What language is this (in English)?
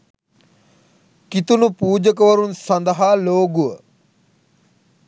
Sinhala